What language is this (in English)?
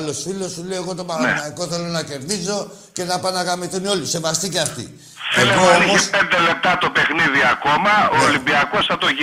Greek